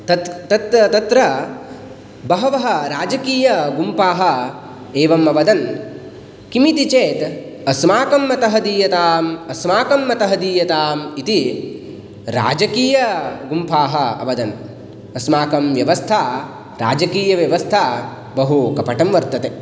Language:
Sanskrit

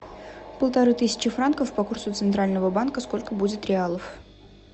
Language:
Russian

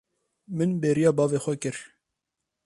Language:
Kurdish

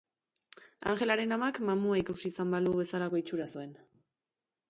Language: Basque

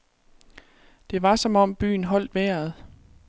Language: Danish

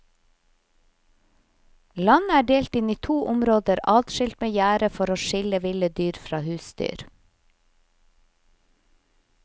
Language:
Norwegian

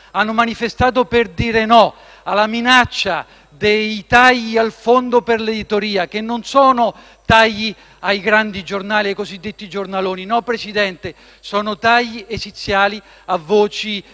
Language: Italian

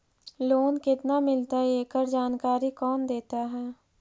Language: Magahi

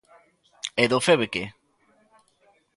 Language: Galician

